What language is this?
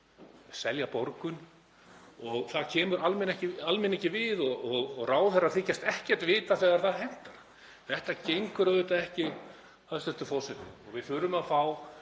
Icelandic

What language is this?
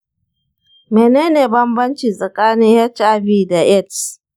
Hausa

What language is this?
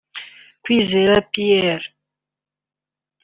Kinyarwanda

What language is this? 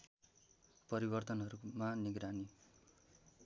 Nepali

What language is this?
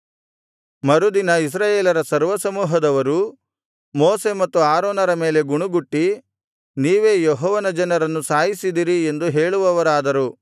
Kannada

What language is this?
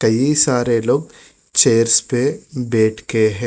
Hindi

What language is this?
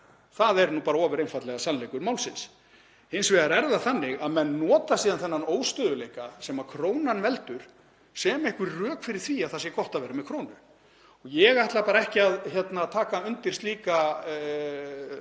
Icelandic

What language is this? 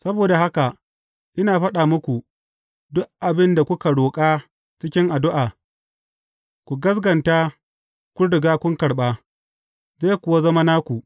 Hausa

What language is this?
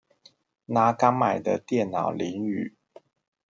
Chinese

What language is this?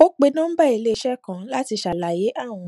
Yoruba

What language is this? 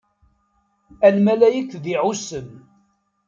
Kabyle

